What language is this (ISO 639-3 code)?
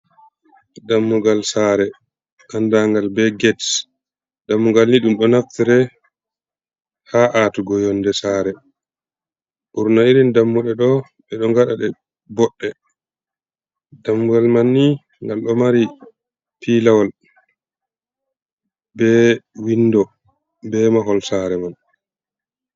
ful